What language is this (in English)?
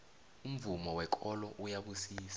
South Ndebele